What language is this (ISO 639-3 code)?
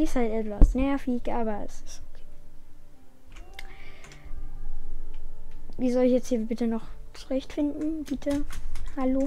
deu